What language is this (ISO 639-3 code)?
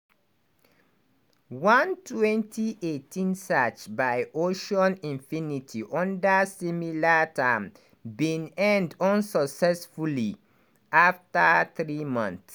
pcm